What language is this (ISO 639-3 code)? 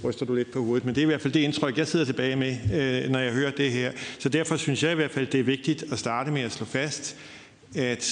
dan